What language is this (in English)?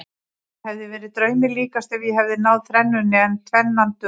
Icelandic